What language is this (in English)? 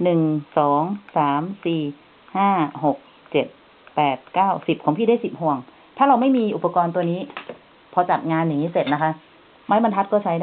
Thai